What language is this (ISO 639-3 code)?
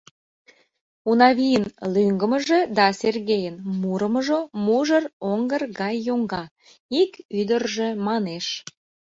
chm